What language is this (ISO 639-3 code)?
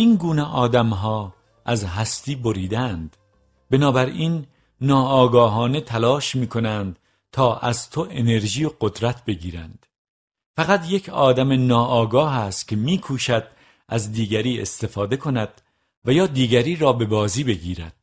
fas